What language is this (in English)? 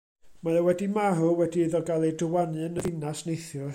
Welsh